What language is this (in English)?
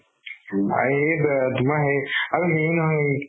Assamese